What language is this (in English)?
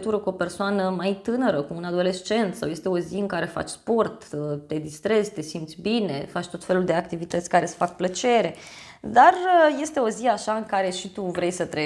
Romanian